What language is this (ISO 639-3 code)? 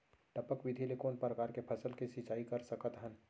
hne